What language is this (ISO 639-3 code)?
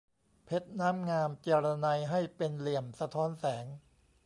tha